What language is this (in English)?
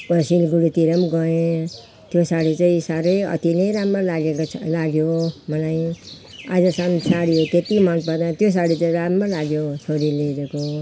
Nepali